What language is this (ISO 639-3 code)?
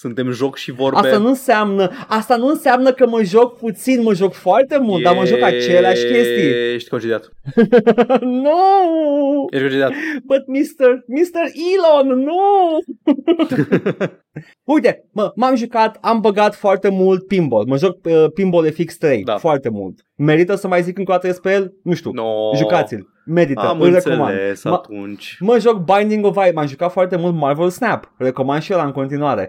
ron